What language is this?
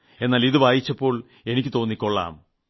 Malayalam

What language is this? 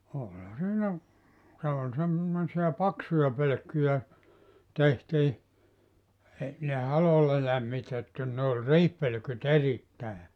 Finnish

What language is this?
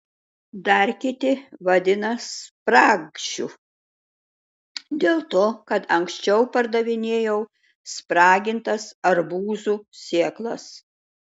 Lithuanian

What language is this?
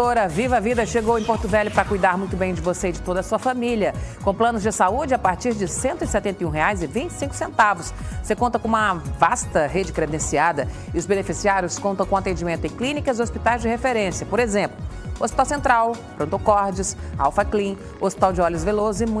Portuguese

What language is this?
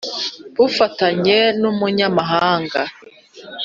Kinyarwanda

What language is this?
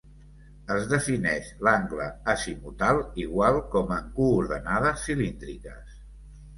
Catalan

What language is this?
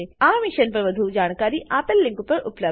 Gujarati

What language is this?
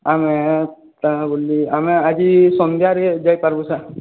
Odia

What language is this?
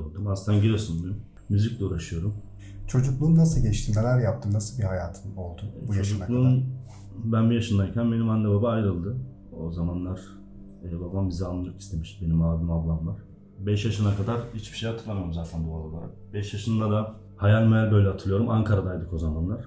Turkish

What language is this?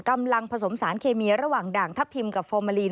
Thai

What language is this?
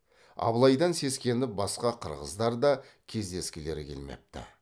Kazakh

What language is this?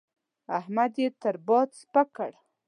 Pashto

